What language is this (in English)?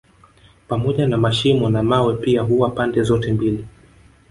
Swahili